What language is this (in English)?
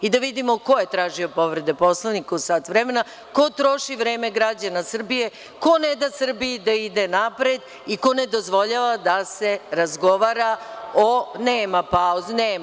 Serbian